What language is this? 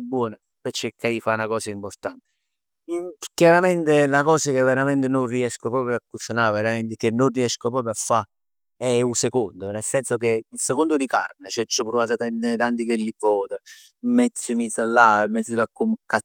Neapolitan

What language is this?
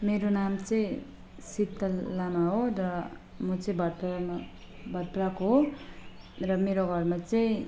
Nepali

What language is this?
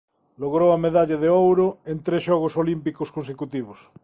Galician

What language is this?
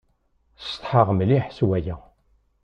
Kabyle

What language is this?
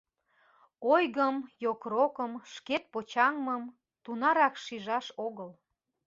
Mari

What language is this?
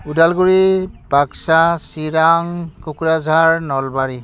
Bodo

